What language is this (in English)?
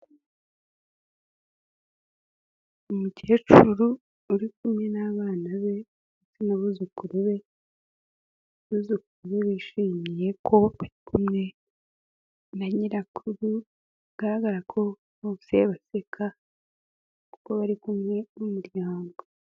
Kinyarwanda